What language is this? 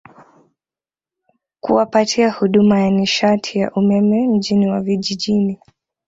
Swahili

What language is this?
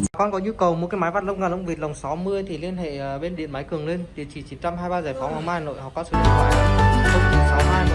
Vietnamese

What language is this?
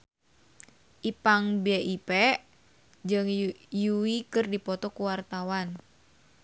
Sundanese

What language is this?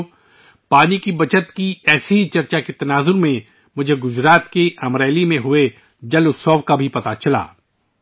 Urdu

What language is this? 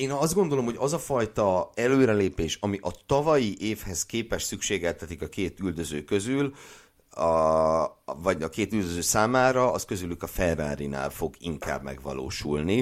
Hungarian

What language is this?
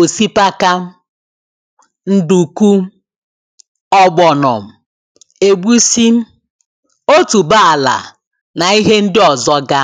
Igbo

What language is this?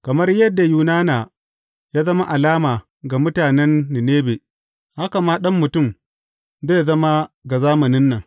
Hausa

